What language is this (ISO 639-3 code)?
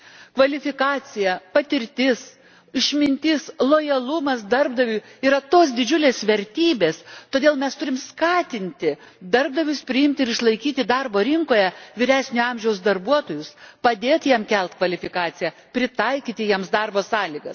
lit